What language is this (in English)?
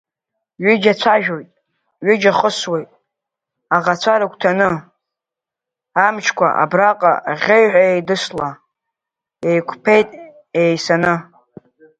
Abkhazian